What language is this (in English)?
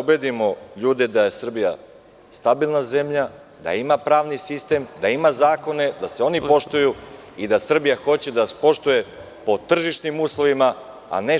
Serbian